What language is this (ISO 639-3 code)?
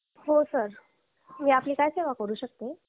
mar